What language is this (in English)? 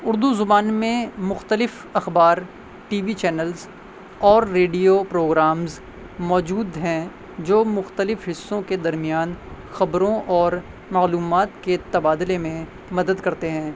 Urdu